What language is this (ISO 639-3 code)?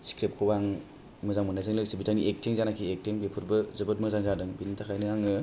brx